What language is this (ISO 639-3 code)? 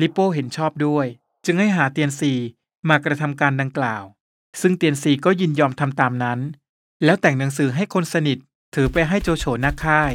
tha